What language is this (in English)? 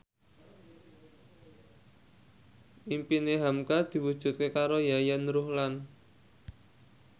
Javanese